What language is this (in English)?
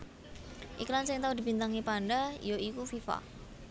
Javanese